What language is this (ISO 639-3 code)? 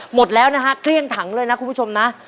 tha